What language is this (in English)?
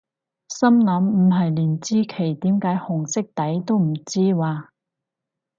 Cantonese